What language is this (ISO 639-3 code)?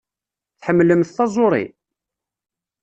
kab